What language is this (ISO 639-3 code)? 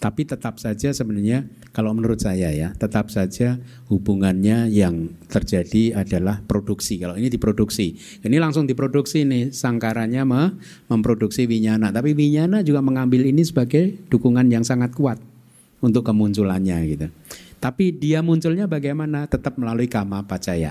ind